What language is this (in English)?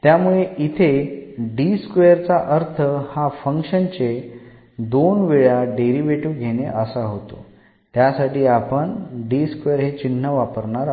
Marathi